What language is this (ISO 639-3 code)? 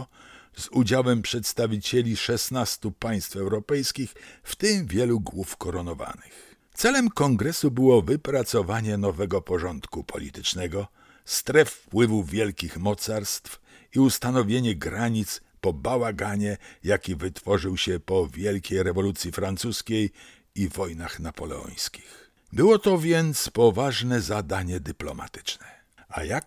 pol